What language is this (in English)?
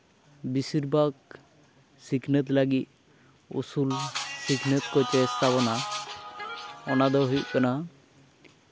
Santali